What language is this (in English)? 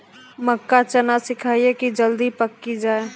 Maithili